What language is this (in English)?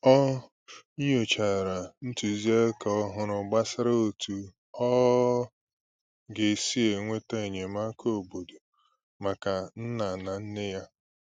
Igbo